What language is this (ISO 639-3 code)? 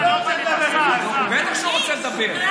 heb